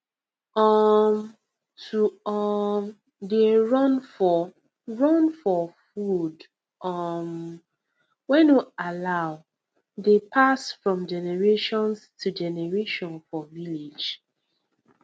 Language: Nigerian Pidgin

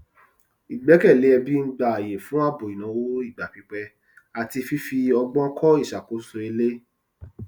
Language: Yoruba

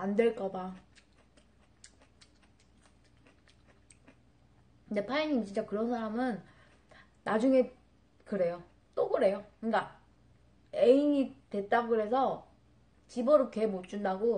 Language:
Korean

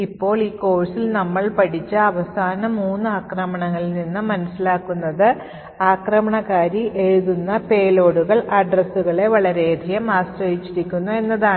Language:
Malayalam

